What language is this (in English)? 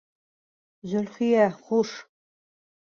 Bashkir